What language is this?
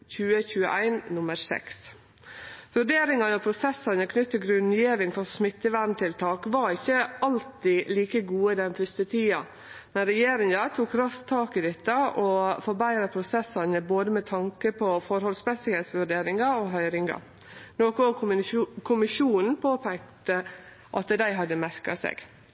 Norwegian Nynorsk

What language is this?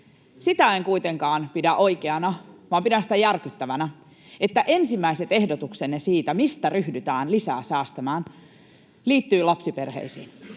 Finnish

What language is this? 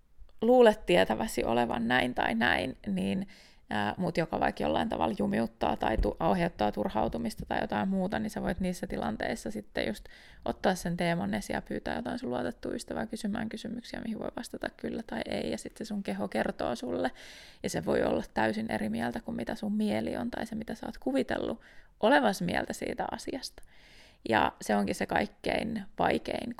Finnish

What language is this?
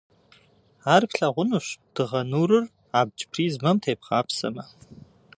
Kabardian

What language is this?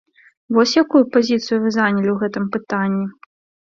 Belarusian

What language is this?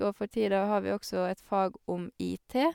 Norwegian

